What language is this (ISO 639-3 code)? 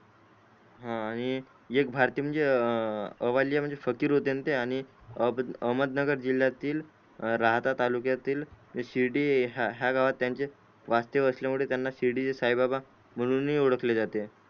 mar